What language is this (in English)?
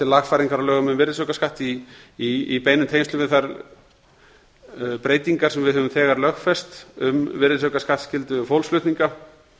Icelandic